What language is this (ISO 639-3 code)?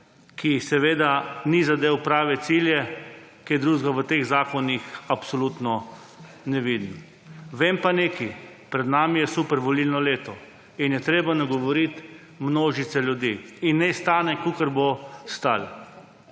slv